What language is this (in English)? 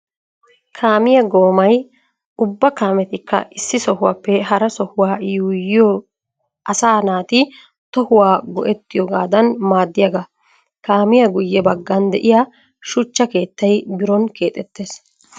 Wolaytta